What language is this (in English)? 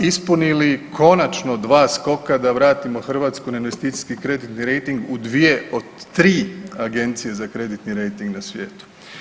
Croatian